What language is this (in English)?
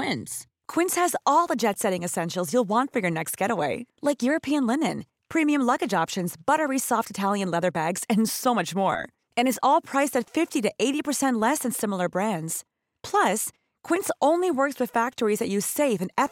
Filipino